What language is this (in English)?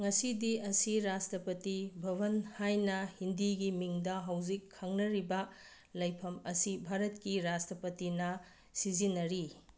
Manipuri